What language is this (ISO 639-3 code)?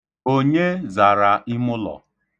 ibo